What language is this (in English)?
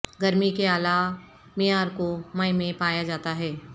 Urdu